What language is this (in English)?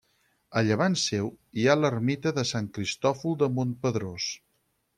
Catalan